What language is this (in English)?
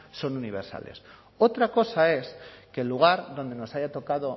Spanish